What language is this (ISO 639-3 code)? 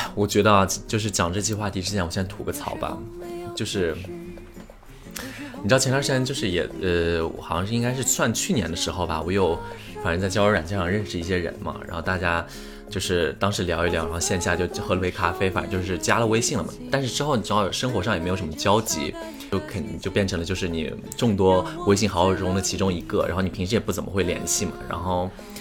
zho